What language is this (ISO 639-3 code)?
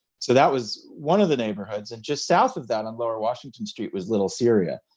eng